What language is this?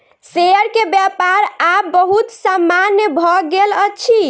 Maithili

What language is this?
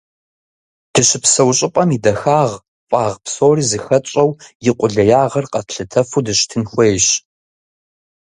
Kabardian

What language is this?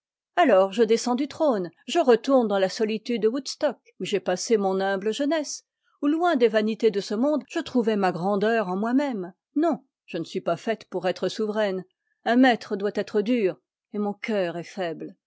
French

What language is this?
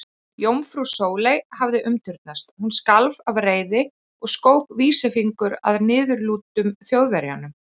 Icelandic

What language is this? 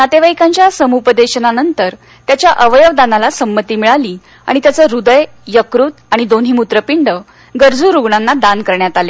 Marathi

